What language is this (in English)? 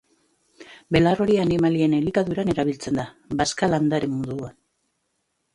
Basque